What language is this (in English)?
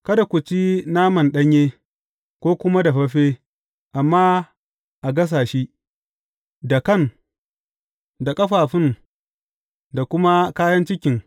Hausa